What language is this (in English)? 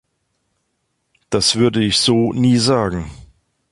German